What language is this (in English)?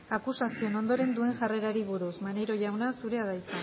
Basque